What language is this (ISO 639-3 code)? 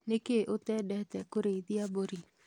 kik